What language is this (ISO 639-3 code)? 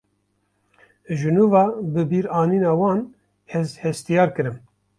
kur